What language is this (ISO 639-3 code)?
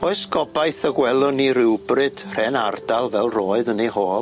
cym